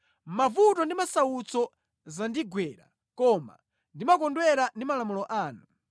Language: Nyanja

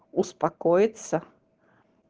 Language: Russian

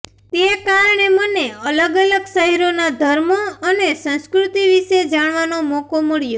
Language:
Gujarati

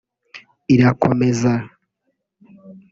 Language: Kinyarwanda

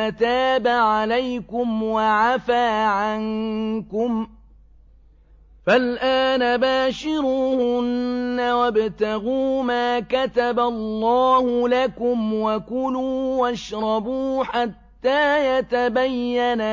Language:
Arabic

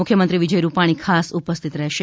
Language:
Gujarati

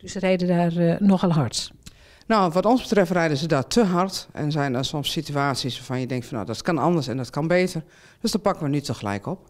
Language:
Dutch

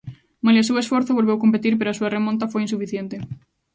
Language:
Galician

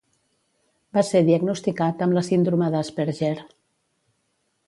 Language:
Catalan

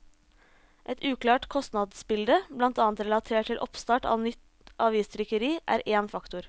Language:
Norwegian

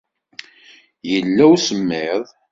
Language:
Kabyle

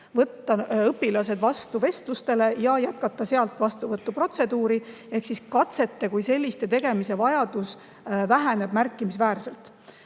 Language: Estonian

